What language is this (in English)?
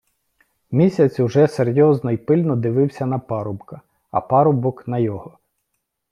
Ukrainian